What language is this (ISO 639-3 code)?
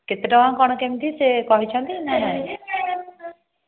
ori